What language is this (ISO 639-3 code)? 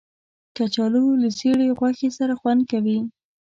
pus